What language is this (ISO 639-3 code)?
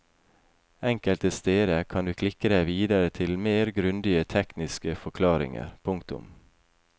nor